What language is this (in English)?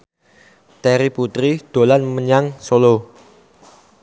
Javanese